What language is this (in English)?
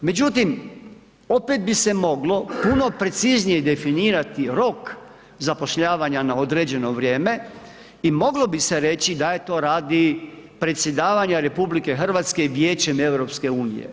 Croatian